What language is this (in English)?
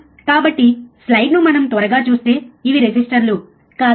Telugu